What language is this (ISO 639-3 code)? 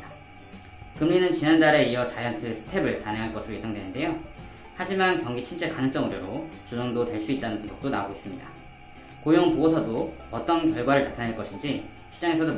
kor